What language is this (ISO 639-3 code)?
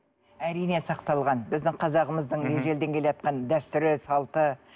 kaz